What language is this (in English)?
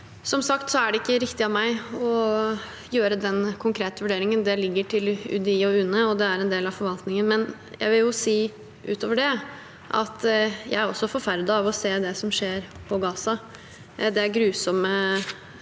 Norwegian